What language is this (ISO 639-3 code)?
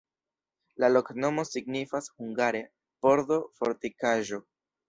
epo